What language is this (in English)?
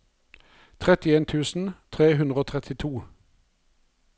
Norwegian